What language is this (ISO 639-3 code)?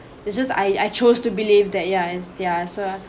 eng